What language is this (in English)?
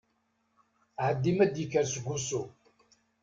Kabyle